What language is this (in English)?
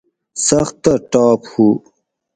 Gawri